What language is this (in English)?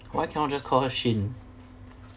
English